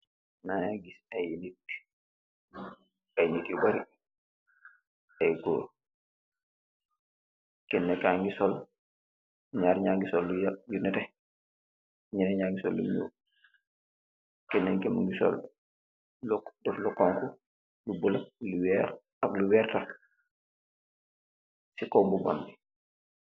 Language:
Wolof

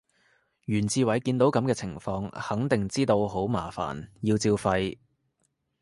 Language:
Cantonese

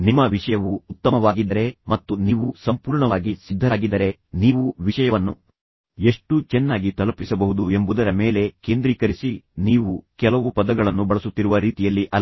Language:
Kannada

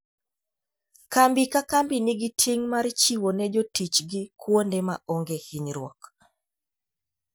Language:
Luo (Kenya and Tanzania)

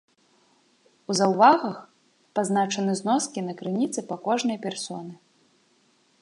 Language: Belarusian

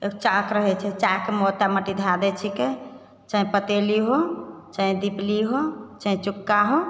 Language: Maithili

